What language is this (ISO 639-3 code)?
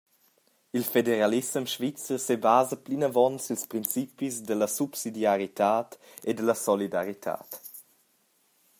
roh